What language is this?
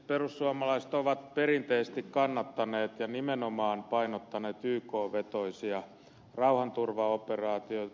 Finnish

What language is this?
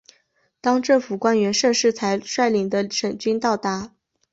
Chinese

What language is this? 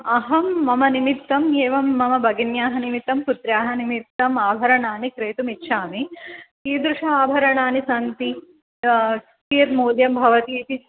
Sanskrit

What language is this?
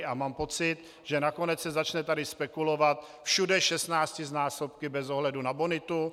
Czech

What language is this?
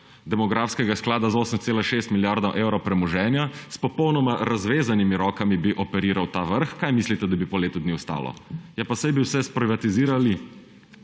Slovenian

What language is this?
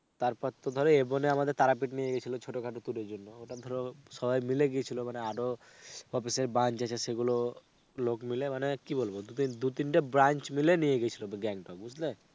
Bangla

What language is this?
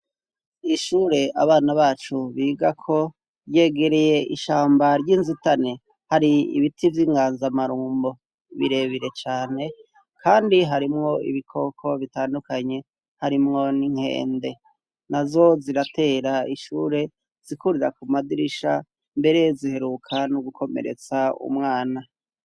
Rundi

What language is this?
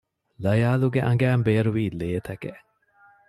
Divehi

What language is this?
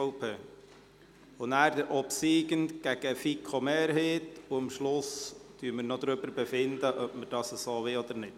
Swiss German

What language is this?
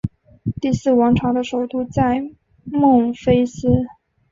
Chinese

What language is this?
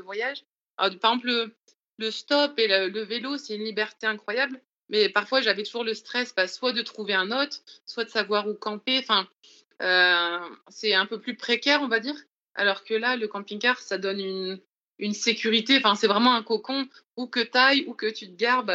French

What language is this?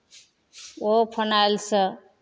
Maithili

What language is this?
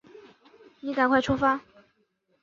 Chinese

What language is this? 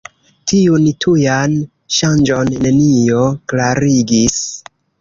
Esperanto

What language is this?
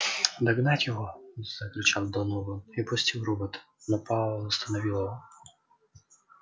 Russian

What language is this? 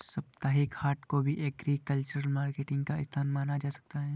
Hindi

